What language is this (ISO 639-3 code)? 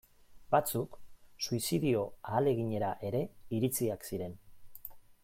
eus